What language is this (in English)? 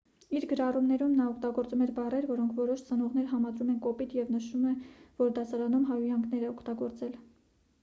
Armenian